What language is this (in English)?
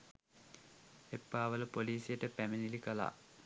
Sinhala